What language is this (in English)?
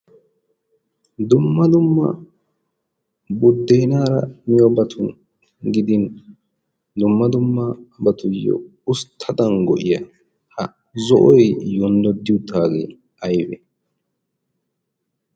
Wolaytta